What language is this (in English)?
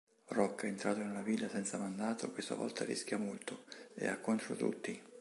Italian